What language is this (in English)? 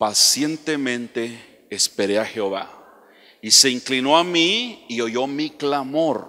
Spanish